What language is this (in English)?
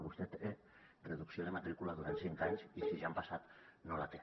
Catalan